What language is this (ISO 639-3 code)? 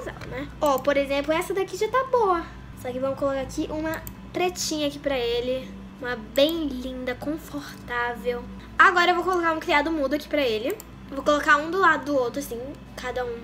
por